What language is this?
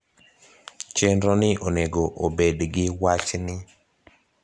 Luo (Kenya and Tanzania)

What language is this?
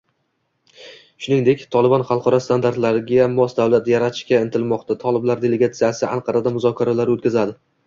Uzbek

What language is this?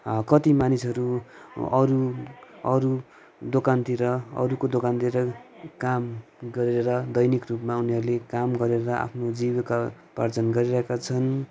Nepali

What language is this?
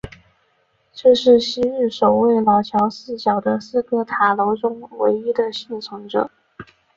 Chinese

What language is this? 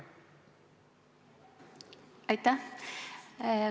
Estonian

